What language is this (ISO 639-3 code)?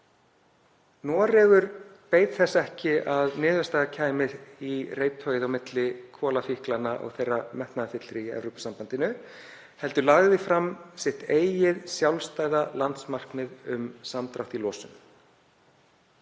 isl